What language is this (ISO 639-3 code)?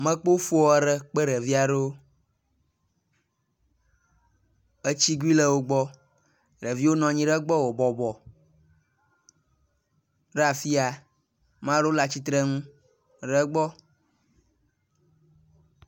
ewe